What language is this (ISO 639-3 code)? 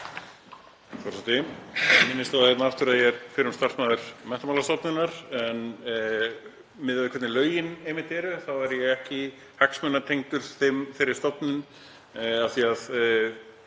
isl